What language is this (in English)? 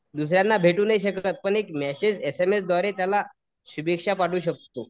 Marathi